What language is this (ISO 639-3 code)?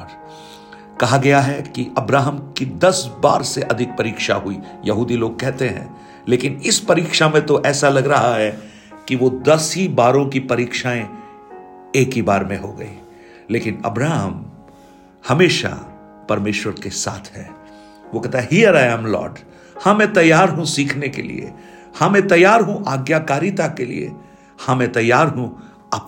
hin